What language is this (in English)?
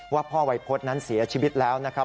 Thai